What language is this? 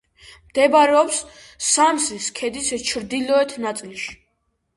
Georgian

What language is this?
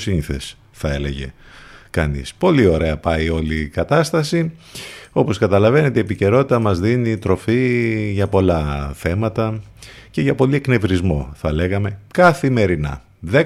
Greek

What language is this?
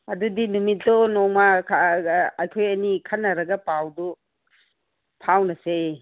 Manipuri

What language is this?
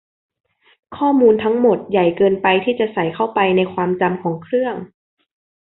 Thai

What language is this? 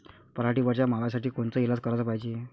Marathi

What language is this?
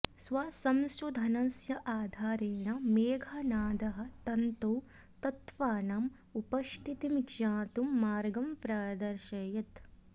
Sanskrit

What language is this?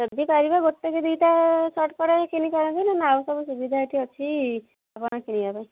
Odia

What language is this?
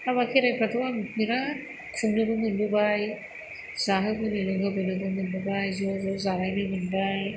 Bodo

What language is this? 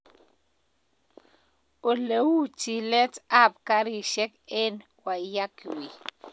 Kalenjin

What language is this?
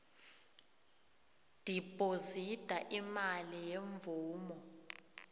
South Ndebele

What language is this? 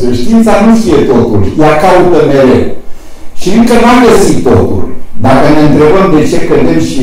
Romanian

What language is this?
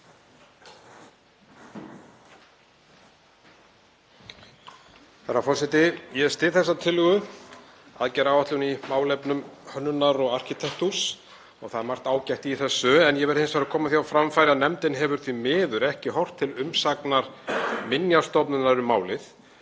Icelandic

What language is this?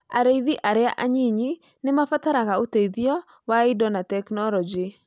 Kikuyu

